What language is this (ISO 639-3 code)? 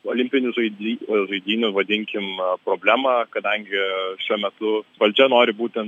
lit